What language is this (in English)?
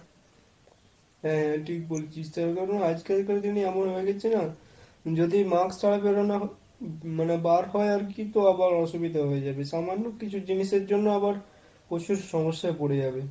Bangla